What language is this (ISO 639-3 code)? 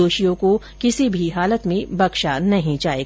hin